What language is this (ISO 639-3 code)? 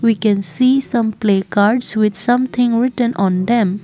eng